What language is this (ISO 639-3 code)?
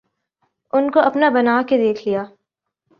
urd